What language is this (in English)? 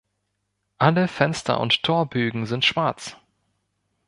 German